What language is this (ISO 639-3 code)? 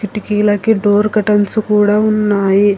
tel